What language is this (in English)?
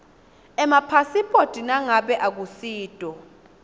Swati